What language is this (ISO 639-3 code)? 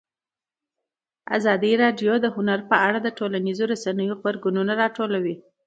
pus